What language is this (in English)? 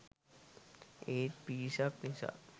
Sinhala